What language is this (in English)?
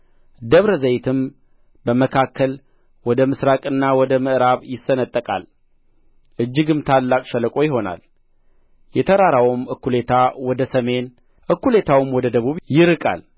Amharic